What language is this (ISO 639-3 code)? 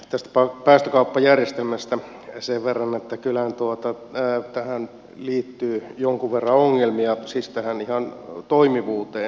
fin